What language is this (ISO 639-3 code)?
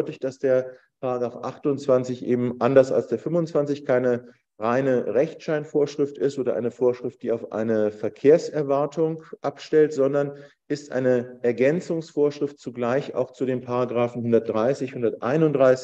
deu